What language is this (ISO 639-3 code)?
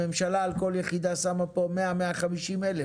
heb